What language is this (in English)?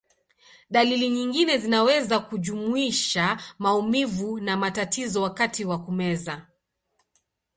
Swahili